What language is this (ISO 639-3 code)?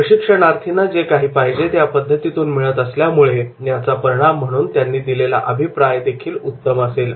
mar